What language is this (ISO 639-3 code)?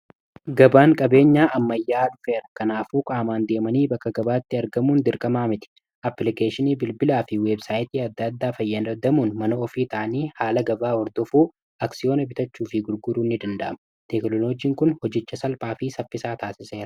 orm